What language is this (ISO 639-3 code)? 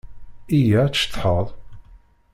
kab